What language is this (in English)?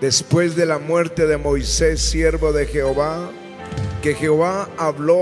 Spanish